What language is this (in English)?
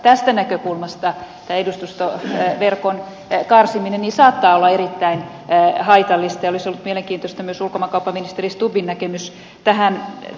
Finnish